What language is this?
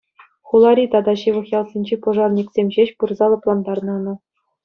Chuvash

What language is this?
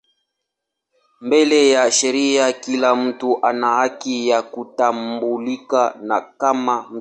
Swahili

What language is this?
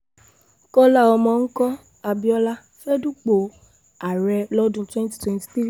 Yoruba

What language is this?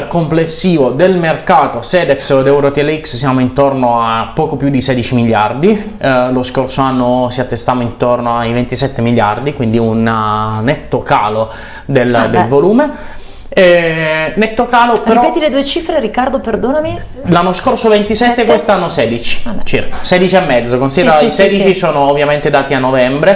Italian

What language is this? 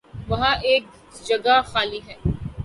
Urdu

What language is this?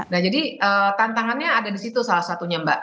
Indonesian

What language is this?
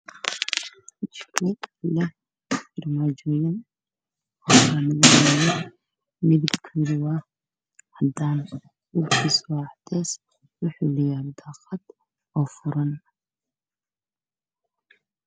Somali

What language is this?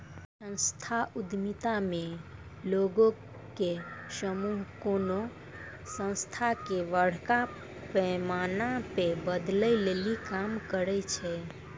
Maithili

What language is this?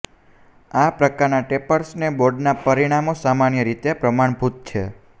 Gujarati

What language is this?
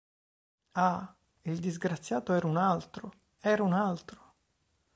Italian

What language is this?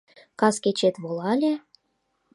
Mari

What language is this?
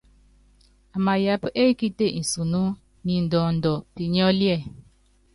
Yangben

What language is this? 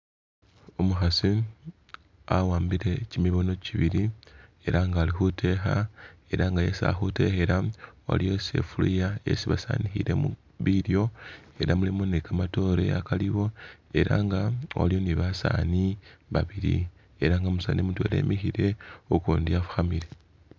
Masaaba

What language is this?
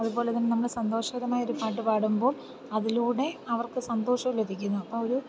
Malayalam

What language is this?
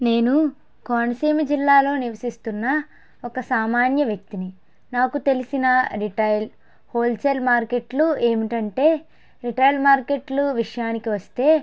Telugu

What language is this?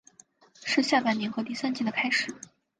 Chinese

